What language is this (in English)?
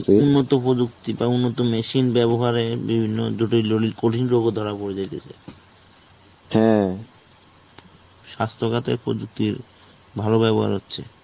Bangla